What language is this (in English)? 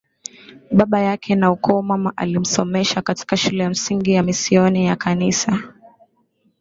Swahili